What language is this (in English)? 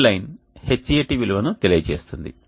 Telugu